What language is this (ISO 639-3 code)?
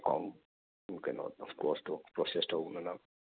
mni